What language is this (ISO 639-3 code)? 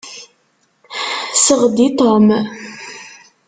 kab